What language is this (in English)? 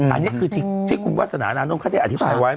Thai